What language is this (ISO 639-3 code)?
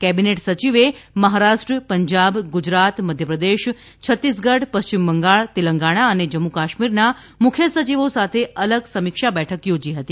guj